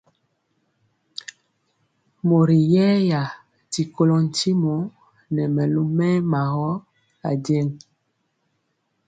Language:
Mpiemo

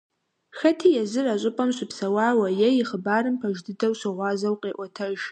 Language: Kabardian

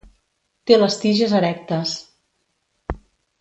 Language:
Catalan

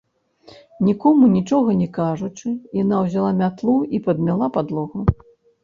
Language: Belarusian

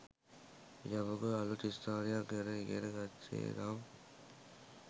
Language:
Sinhala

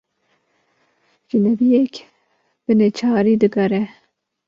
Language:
Kurdish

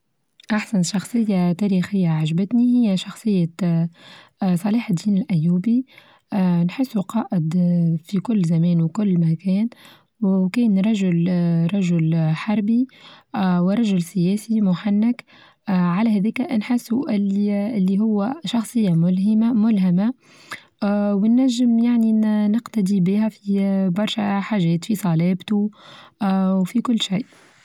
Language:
Tunisian Arabic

